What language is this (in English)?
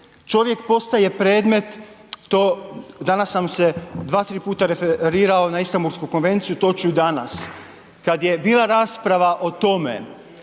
Croatian